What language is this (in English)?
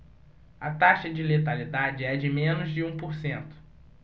Portuguese